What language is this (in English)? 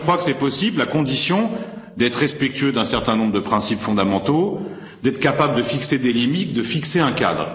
French